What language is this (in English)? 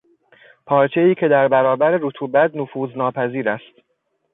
Persian